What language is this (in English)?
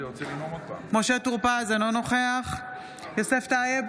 Hebrew